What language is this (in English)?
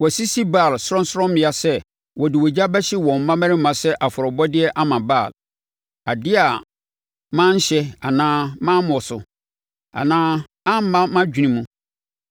Akan